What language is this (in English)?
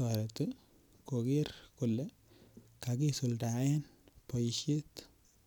Kalenjin